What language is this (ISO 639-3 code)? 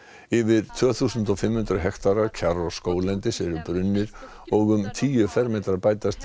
isl